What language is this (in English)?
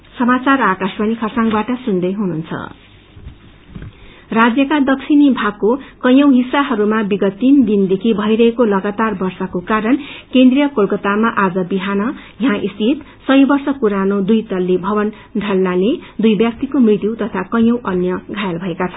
Nepali